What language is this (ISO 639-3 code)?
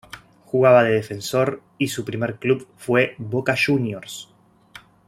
spa